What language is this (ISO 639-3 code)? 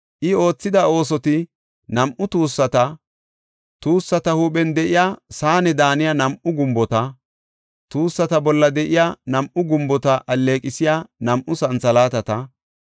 gof